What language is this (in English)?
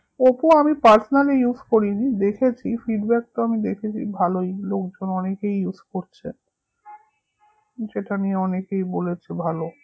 Bangla